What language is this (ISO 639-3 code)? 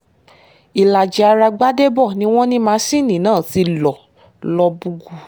yor